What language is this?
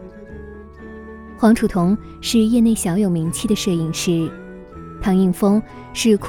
Chinese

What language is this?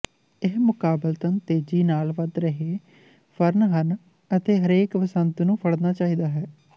Punjabi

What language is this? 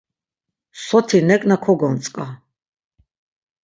Laz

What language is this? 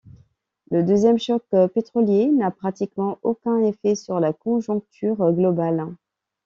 French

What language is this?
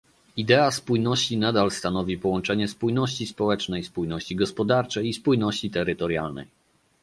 Polish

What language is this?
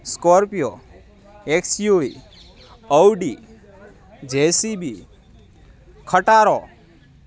Gujarati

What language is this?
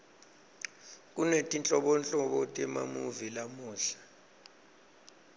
Swati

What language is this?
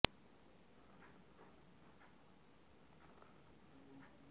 Bangla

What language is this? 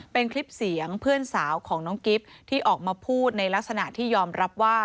Thai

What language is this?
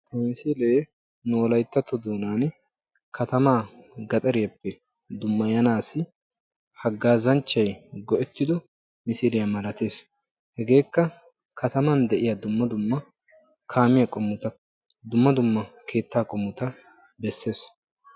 Wolaytta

